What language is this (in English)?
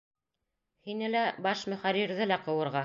Bashkir